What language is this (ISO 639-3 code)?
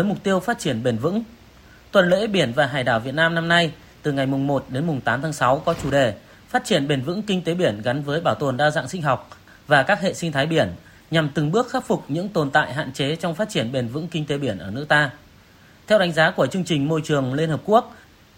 vie